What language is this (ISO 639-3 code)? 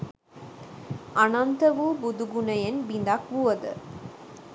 sin